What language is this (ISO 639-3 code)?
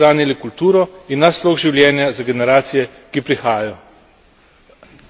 slv